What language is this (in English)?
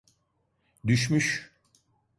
Turkish